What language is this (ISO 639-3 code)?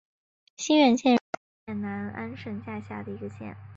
zho